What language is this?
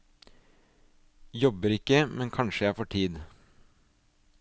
Norwegian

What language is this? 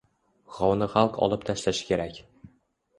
Uzbek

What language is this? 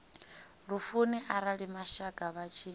Venda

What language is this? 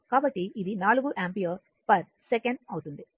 Telugu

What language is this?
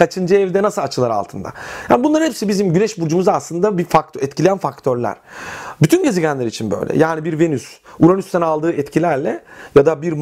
Turkish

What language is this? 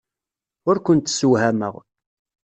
Kabyle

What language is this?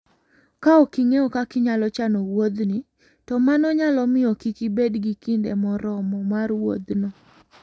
Luo (Kenya and Tanzania)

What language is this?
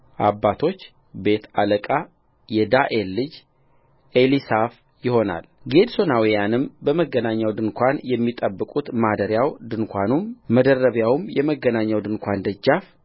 Amharic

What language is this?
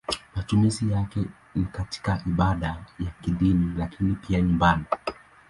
Swahili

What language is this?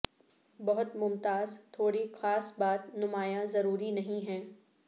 Urdu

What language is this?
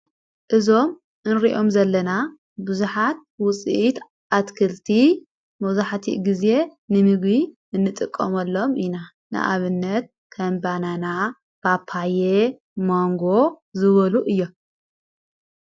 Tigrinya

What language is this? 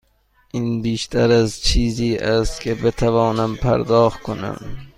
Persian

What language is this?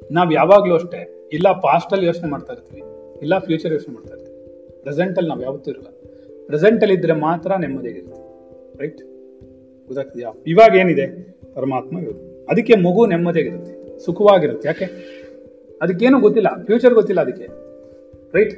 Kannada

